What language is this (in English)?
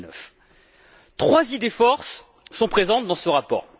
French